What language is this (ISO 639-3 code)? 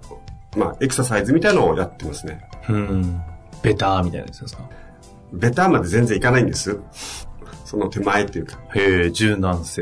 jpn